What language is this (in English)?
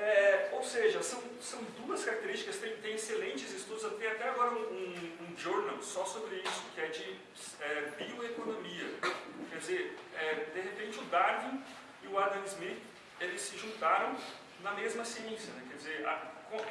Portuguese